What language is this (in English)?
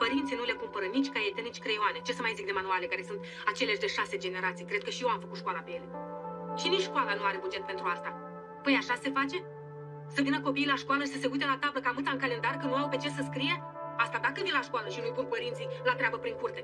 Romanian